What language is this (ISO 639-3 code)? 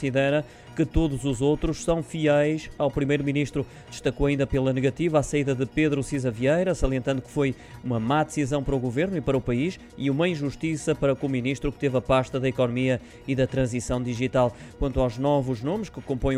por